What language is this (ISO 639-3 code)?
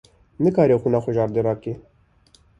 kur